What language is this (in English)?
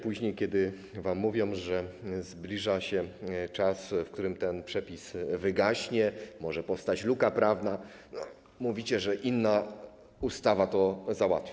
Polish